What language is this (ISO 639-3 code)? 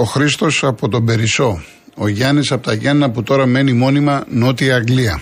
ell